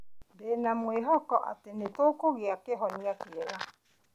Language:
Kikuyu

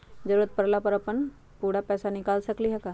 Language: Magahi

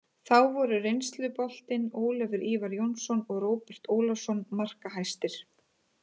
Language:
Icelandic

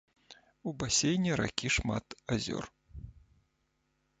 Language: Belarusian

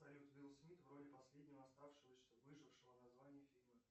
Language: Russian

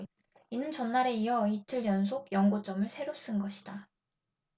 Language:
Korean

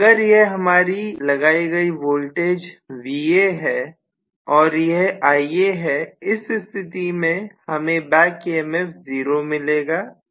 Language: Hindi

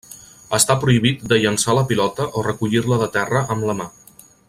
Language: Catalan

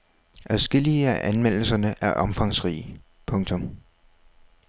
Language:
Danish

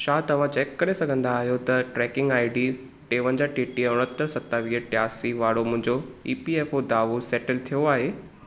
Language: Sindhi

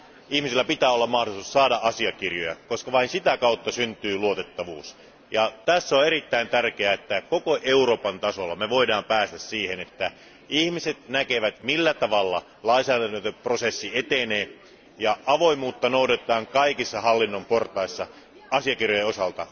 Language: Finnish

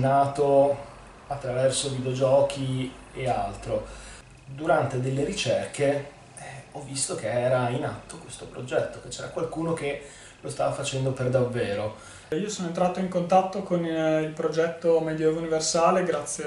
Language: Italian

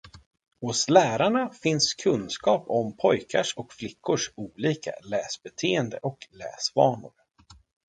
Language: Swedish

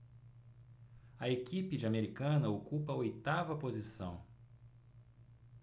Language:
Portuguese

